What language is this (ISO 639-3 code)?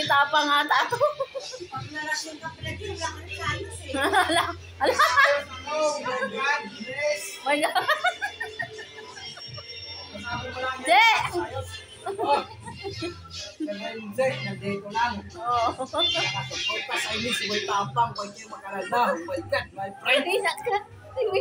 ind